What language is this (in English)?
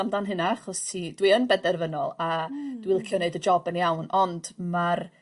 Welsh